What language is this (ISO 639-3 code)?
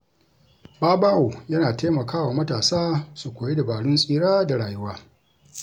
hau